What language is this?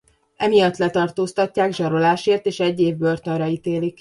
Hungarian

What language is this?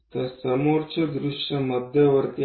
Marathi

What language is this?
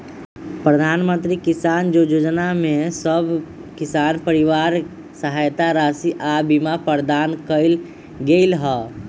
Magahi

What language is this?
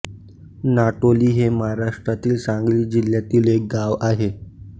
Marathi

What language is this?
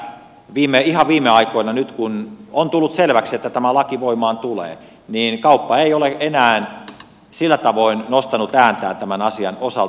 Finnish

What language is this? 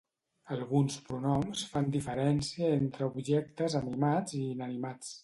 Catalan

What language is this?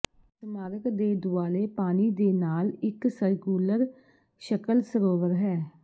Punjabi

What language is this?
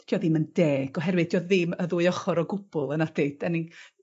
Welsh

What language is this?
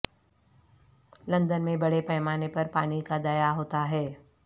Urdu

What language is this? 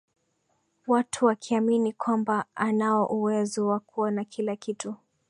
Swahili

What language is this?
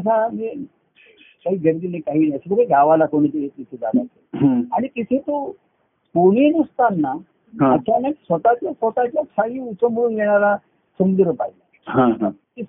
Marathi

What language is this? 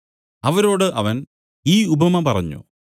Malayalam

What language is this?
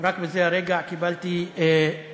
Hebrew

